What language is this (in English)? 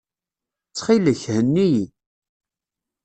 Kabyle